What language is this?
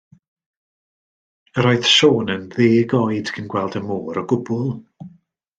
Welsh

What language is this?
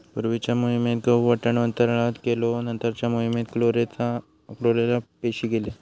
Marathi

